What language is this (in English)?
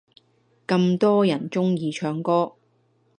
Cantonese